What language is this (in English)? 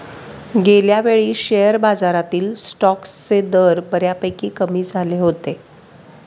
Marathi